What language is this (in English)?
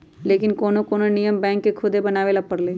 Magahi